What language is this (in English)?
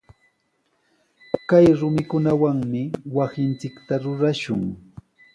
Sihuas Ancash Quechua